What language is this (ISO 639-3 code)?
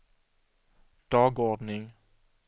swe